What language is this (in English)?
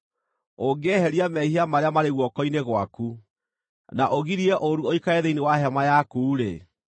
Kikuyu